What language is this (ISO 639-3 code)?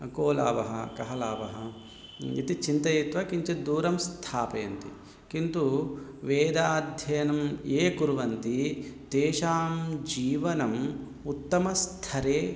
san